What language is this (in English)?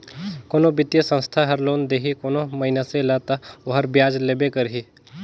Chhattisgarhi